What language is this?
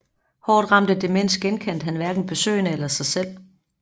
Danish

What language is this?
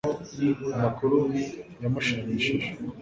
Kinyarwanda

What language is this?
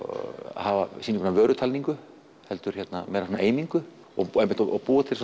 Icelandic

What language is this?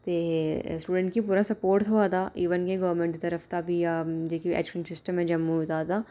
Dogri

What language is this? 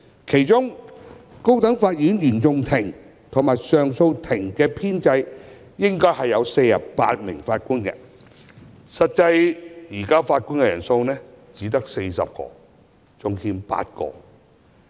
Cantonese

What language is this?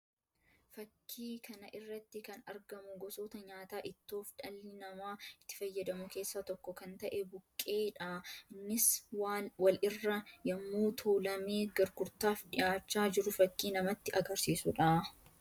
Oromo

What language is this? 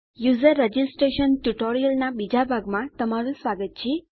Gujarati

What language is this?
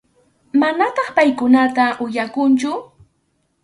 Arequipa-La Unión Quechua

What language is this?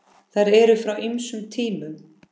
Icelandic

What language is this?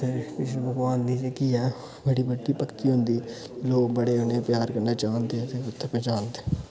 Dogri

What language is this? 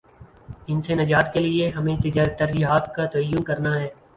Urdu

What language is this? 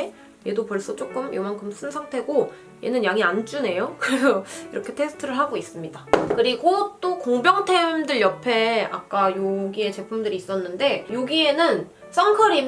Korean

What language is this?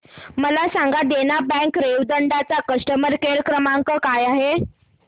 Marathi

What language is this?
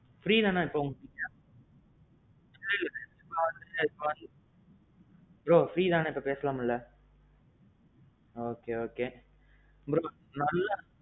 Tamil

